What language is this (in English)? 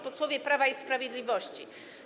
Polish